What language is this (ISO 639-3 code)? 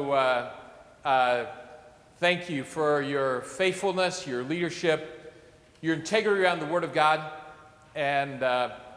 eng